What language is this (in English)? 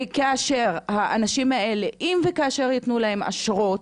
Hebrew